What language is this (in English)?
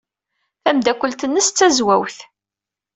Kabyle